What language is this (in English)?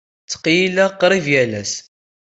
Kabyle